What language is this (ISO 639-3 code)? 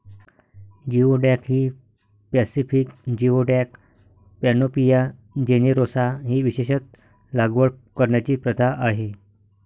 mar